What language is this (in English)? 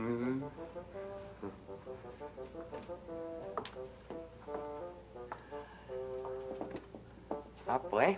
Spanish